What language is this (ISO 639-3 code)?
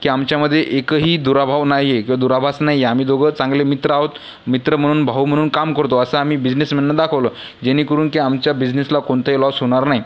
mar